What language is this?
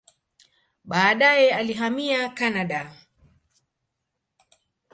Swahili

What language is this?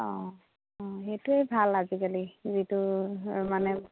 Assamese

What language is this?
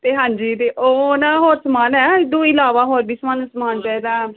Punjabi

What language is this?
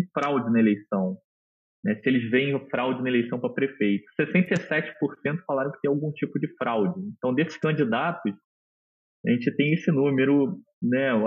Portuguese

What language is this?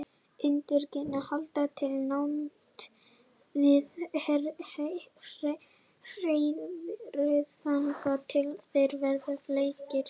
Icelandic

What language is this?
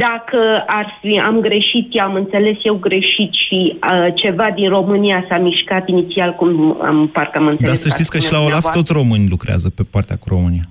Romanian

